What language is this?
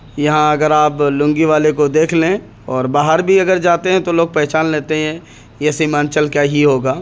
Urdu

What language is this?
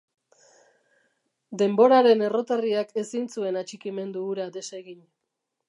Basque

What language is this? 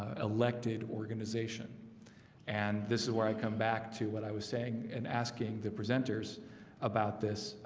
English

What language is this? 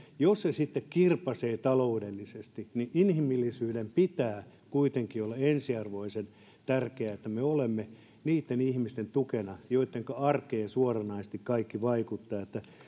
Finnish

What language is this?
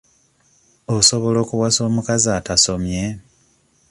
Ganda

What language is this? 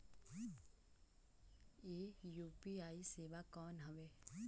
Chhattisgarhi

